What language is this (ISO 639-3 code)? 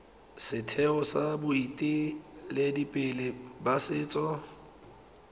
tsn